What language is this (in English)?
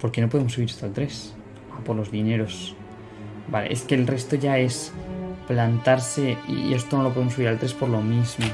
Spanish